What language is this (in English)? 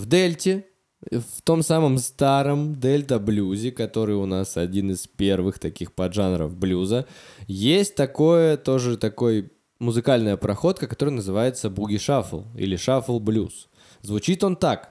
Russian